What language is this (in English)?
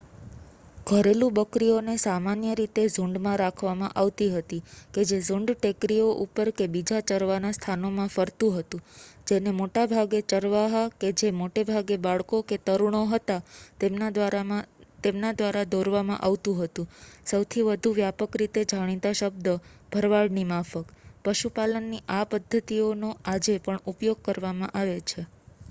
Gujarati